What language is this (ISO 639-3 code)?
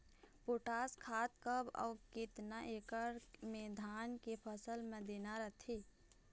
hne